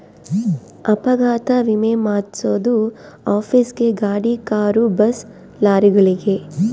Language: Kannada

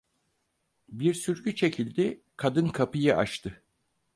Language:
Turkish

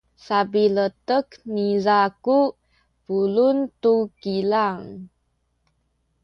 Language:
Sakizaya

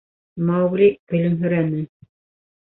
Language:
Bashkir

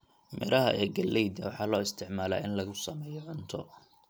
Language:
Somali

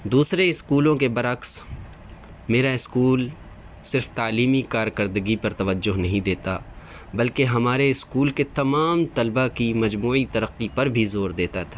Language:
Urdu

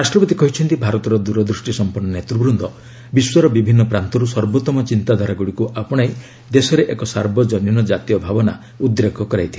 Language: Odia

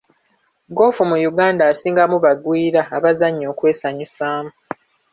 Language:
Ganda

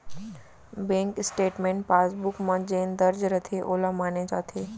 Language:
Chhattisgarhi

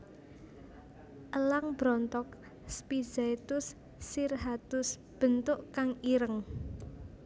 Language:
Javanese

